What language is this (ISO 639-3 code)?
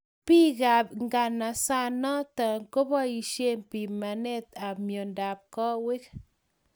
kln